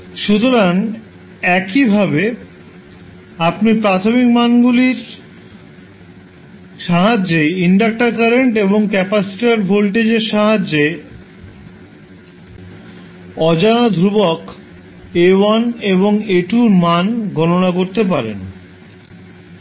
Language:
Bangla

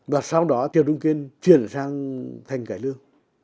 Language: Vietnamese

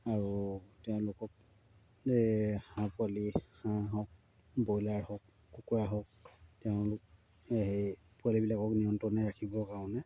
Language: Assamese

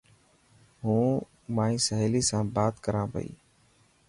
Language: Dhatki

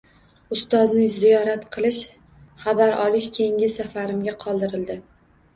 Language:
Uzbek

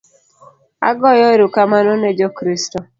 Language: Luo (Kenya and Tanzania)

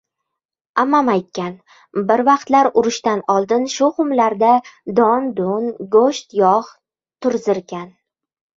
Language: Uzbek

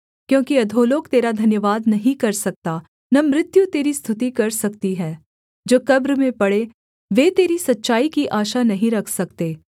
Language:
Hindi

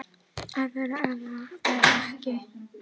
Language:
Icelandic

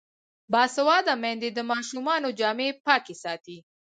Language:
Pashto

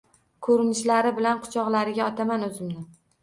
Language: Uzbek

